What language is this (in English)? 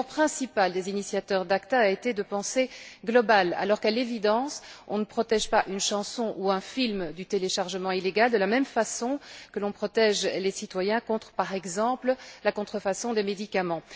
French